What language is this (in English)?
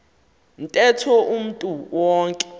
Xhosa